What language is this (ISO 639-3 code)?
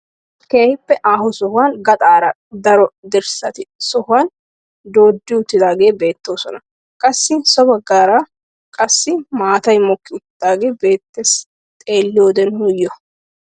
wal